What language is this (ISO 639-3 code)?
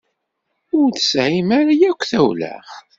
kab